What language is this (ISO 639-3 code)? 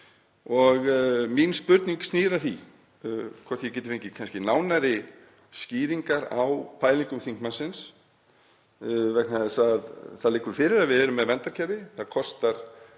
isl